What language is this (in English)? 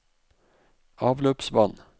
Norwegian